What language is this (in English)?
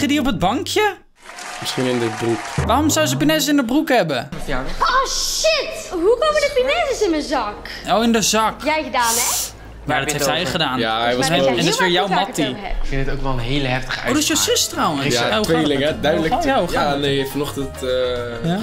Dutch